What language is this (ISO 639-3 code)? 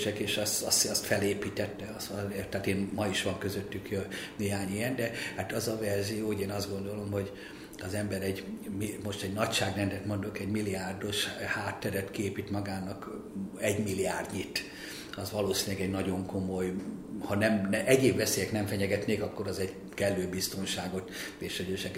hun